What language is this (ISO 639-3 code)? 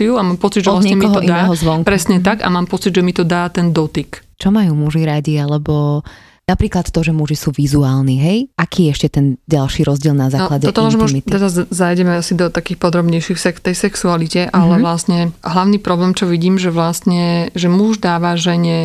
slk